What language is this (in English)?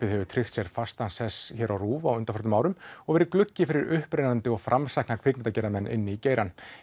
Icelandic